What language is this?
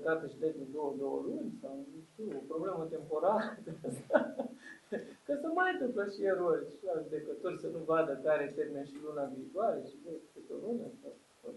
Romanian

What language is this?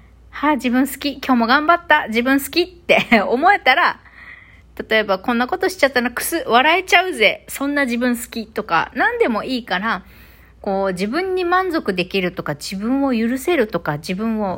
Japanese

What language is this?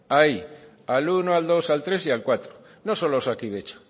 Spanish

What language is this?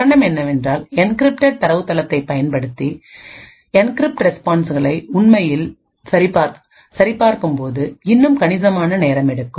Tamil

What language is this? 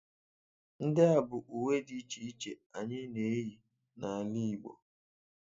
Igbo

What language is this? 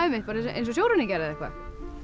Icelandic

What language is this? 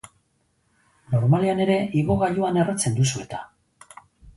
Basque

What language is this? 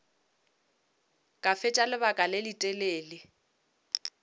Northern Sotho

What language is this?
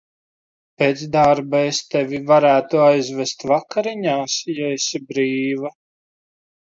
Latvian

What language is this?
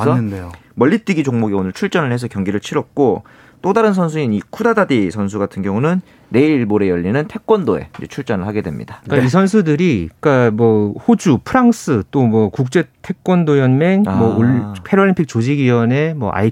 Korean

